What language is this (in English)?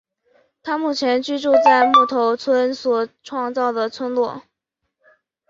Chinese